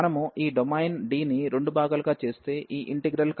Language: Telugu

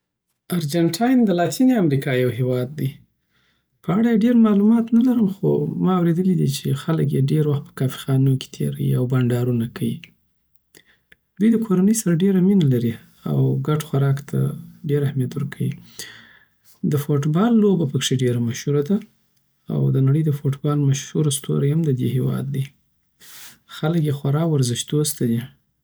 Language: Southern Pashto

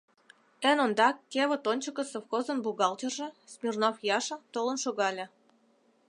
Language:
Mari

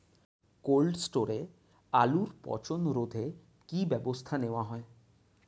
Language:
Bangla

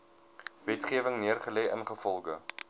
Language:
Afrikaans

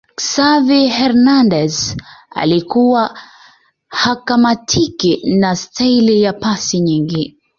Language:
Swahili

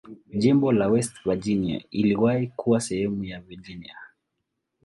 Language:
Swahili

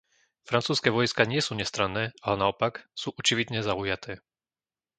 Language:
Slovak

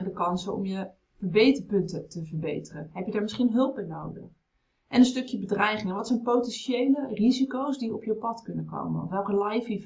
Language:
Dutch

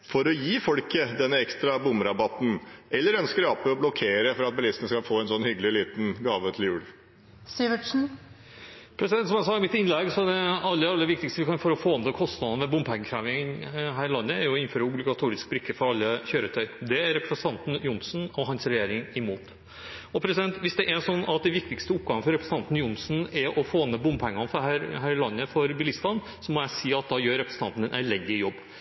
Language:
Norwegian Bokmål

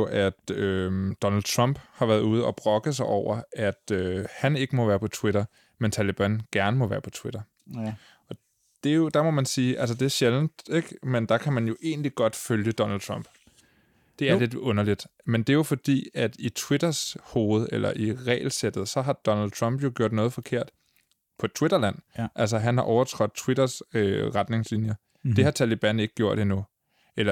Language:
Danish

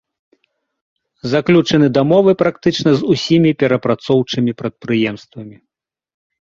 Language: Belarusian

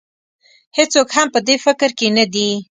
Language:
Pashto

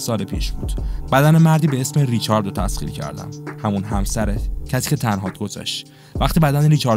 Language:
Persian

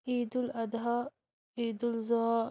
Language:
Kashmiri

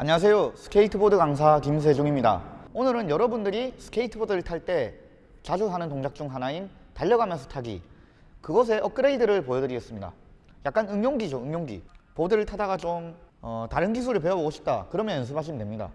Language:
Korean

